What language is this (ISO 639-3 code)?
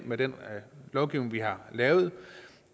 dan